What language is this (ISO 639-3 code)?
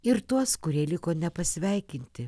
lit